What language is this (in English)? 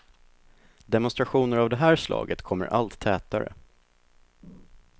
Swedish